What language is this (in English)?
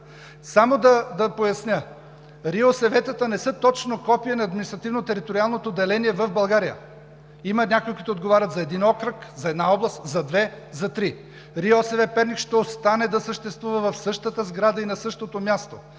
Bulgarian